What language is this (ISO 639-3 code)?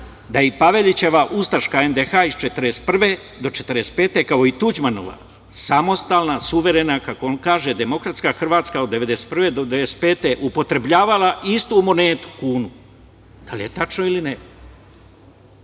srp